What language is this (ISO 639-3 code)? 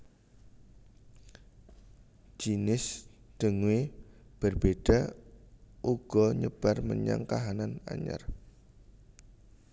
jav